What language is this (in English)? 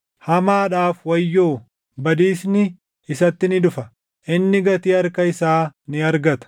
Oromo